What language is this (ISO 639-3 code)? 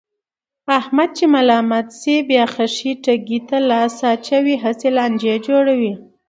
pus